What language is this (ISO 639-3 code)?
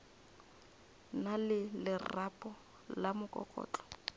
nso